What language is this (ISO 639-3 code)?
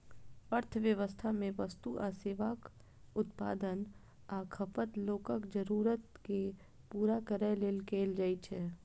mai